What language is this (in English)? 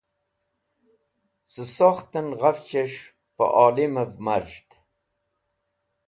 Wakhi